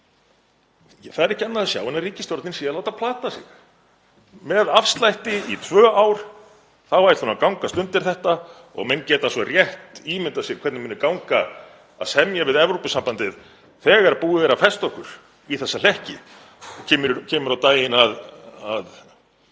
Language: Icelandic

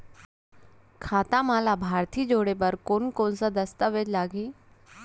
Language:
Chhattisgarhi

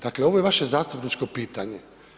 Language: Croatian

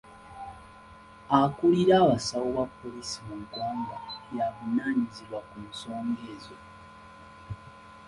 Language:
Ganda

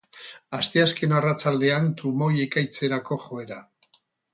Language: Basque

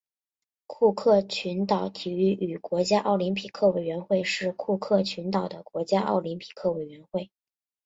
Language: Chinese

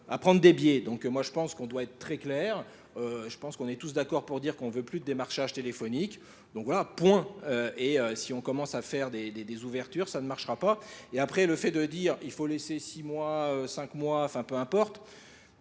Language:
French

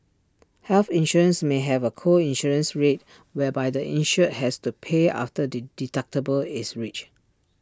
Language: English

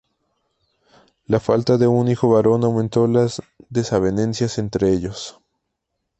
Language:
Spanish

